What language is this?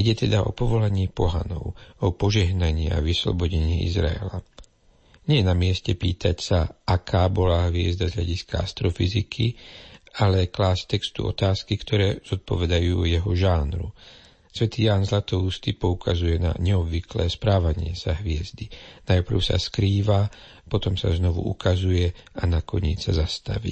Slovak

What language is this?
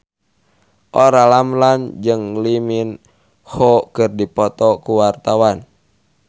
Sundanese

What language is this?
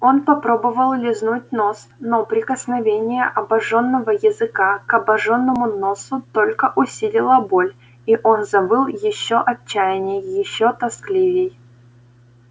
Russian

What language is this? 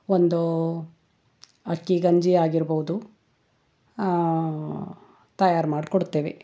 Kannada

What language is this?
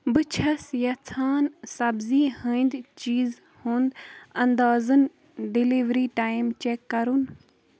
Kashmiri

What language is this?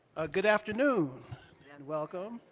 English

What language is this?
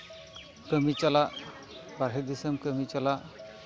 Santali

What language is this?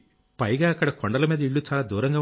Telugu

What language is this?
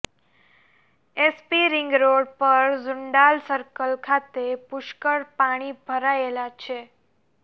Gujarati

